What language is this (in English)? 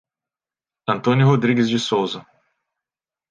Portuguese